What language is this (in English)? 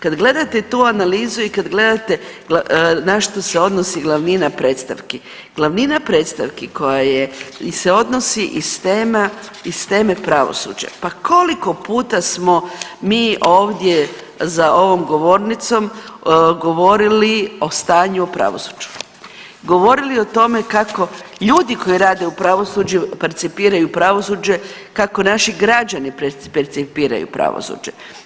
Croatian